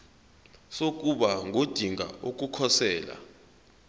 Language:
Zulu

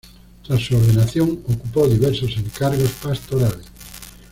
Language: Spanish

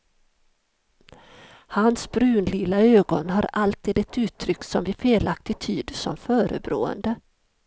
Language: Swedish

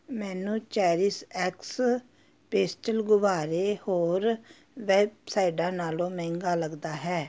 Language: Punjabi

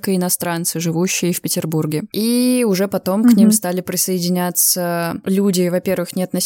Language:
Russian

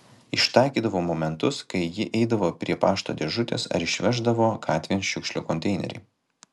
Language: Lithuanian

